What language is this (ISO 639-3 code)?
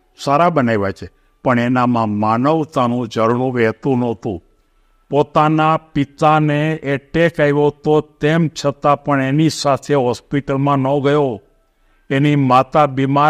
guj